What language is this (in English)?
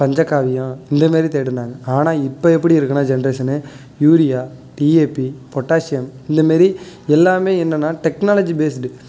Tamil